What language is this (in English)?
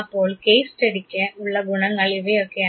Malayalam